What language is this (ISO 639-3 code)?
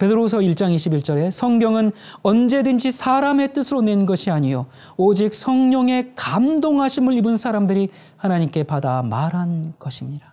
kor